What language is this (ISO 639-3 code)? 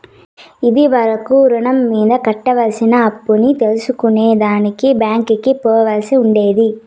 tel